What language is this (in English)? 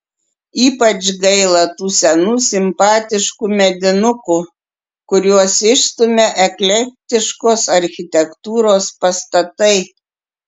Lithuanian